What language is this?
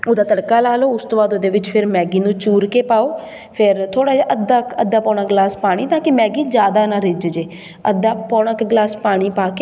Punjabi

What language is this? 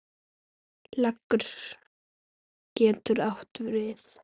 Icelandic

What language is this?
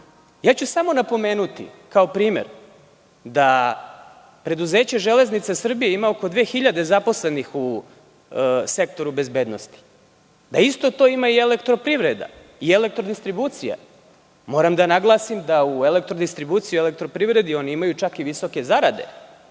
Serbian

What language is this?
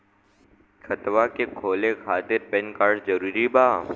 Bhojpuri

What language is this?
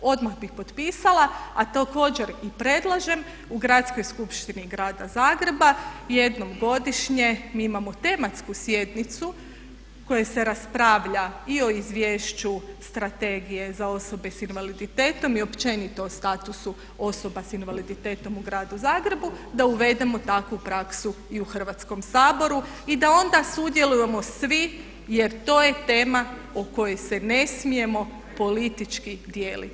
Croatian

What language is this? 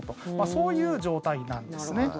Japanese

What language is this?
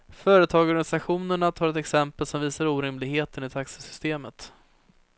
Swedish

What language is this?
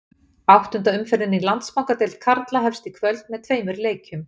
Icelandic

